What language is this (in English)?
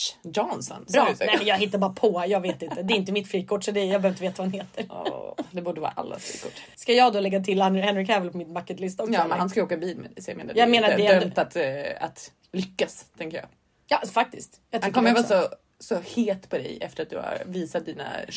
Swedish